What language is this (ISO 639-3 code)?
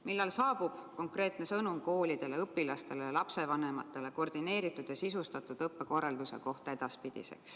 est